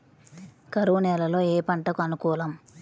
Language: Telugu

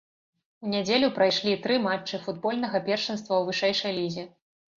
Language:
Belarusian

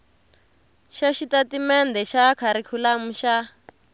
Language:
Tsonga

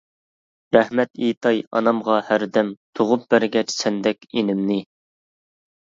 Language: Uyghur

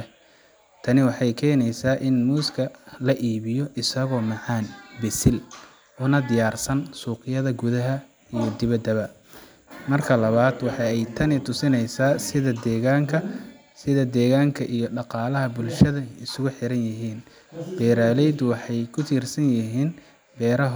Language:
Somali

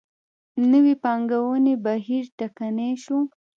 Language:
Pashto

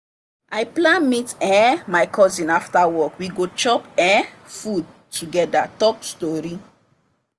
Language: Nigerian Pidgin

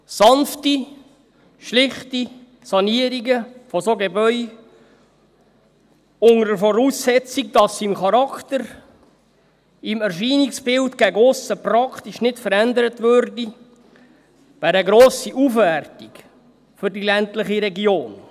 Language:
Swiss German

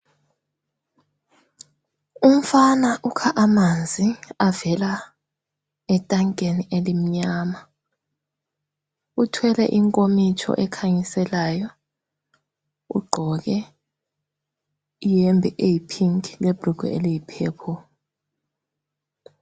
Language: North Ndebele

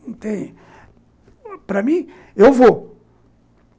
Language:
Portuguese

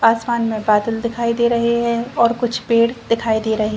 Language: Hindi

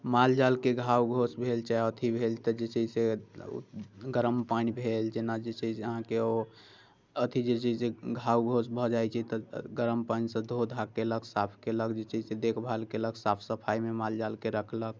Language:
Maithili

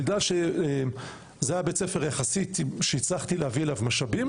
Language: Hebrew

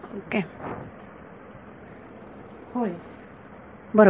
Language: Marathi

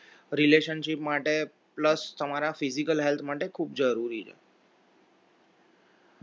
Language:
Gujarati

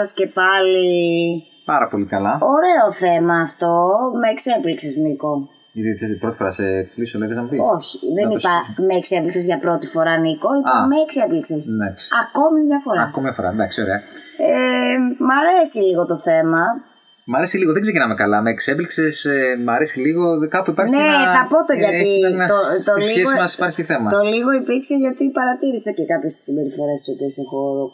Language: Greek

